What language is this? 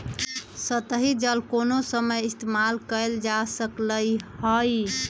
Magahi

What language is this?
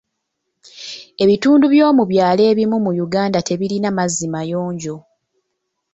Ganda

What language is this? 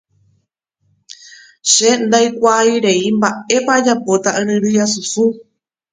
Guarani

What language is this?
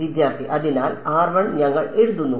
Malayalam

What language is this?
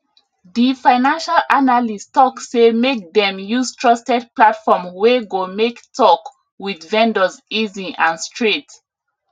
Nigerian Pidgin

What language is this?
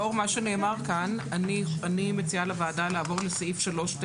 Hebrew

